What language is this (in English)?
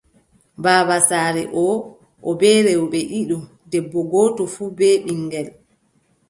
Adamawa Fulfulde